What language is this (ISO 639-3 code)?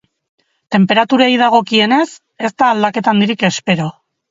eus